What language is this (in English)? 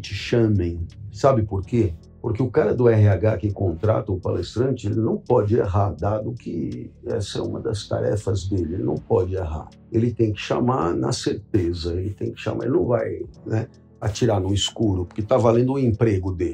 Portuguese